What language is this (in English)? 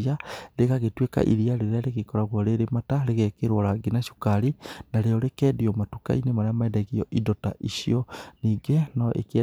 Kikuyu